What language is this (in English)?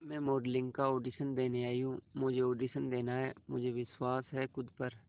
Hindi